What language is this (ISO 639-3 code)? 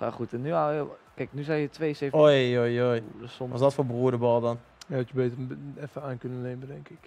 nld